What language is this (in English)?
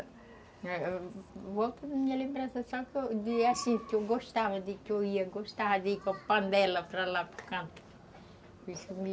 Portuguese